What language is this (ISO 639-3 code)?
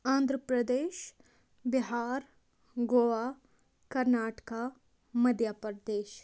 kas